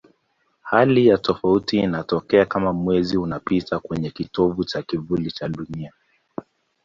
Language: Swahili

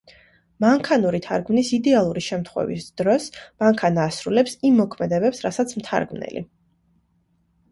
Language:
Georgian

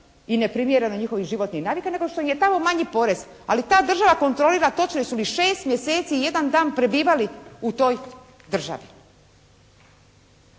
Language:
Croatian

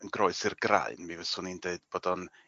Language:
Welsh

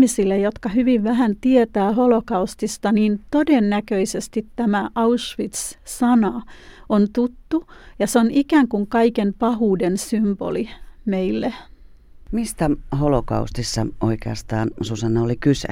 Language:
Finnish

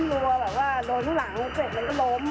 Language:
Thai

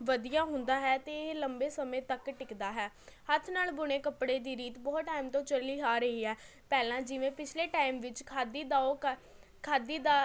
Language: Punjabi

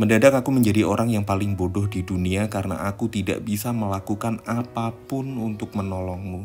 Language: Indonesian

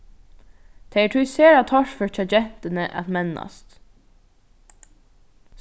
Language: Faroese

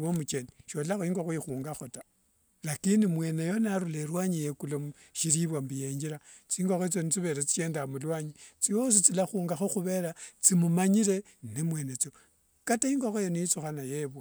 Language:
Wanga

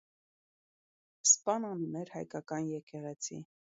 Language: Armenian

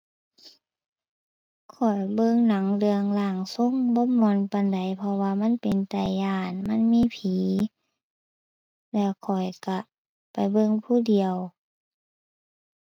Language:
Thai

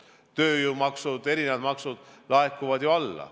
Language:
Estonian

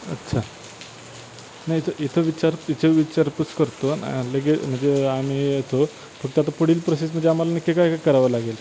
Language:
Marathi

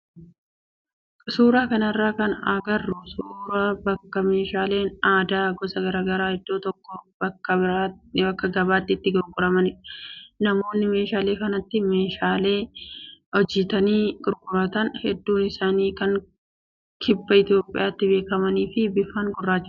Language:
Oromo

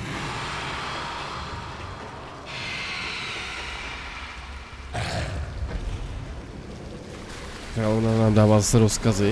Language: Czech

